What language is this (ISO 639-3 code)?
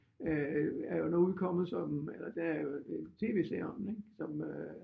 dan